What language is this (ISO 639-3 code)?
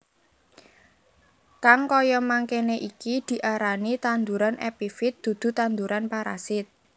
jav